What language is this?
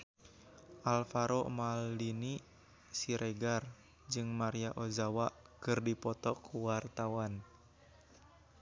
Sundanese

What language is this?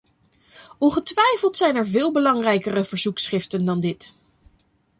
Dutch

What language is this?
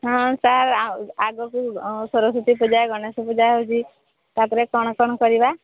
Odia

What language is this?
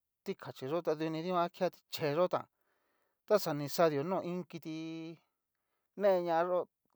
Cacaloxtepec Mixtec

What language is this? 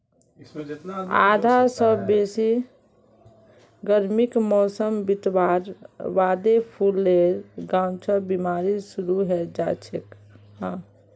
Magahi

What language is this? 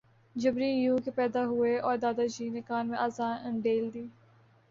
Urdu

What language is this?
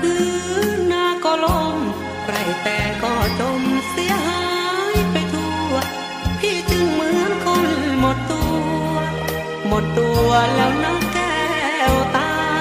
Thai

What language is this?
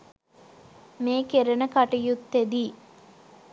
Sinhala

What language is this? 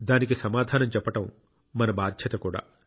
Telugu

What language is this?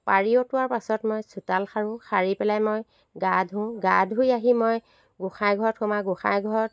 Assamese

